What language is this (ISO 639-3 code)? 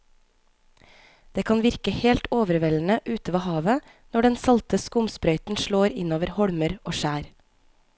nor